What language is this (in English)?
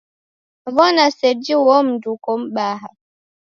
Taita